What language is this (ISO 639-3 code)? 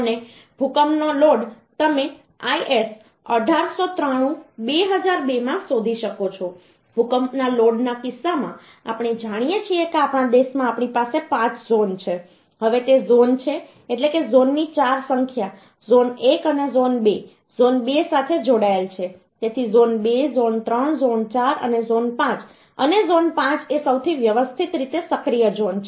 guj